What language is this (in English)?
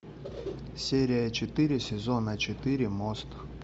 Russian